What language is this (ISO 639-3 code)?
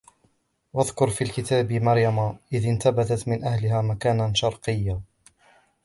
ara